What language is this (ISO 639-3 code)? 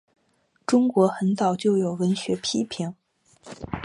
zho